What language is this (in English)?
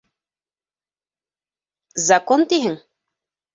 Bashkir